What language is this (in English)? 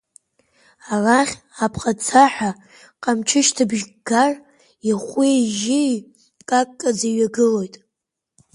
Abkhazian